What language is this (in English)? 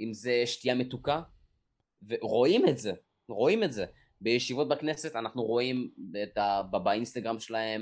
Hebrew